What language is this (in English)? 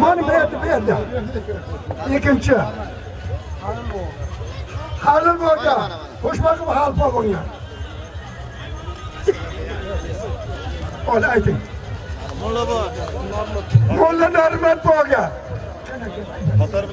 Turkish